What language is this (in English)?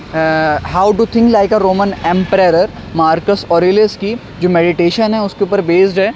Urdu